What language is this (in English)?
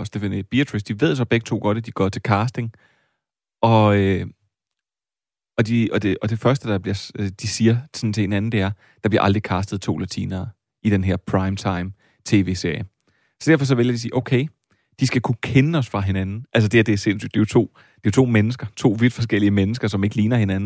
Danish